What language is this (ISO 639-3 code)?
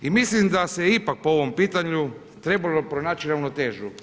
hrv